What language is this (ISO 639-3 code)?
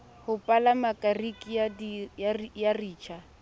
sot